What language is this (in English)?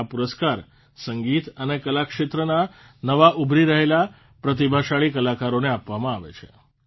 Gujarati